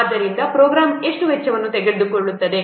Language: Kannada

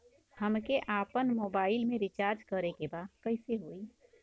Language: Bhojpuri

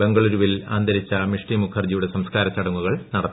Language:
Malayalam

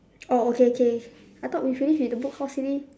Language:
English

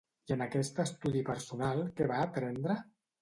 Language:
Catalan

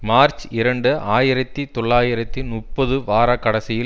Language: Tamil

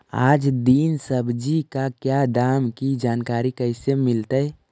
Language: Magahi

